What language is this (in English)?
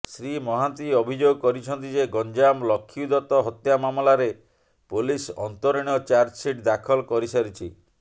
Odia